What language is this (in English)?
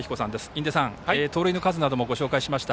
Japanese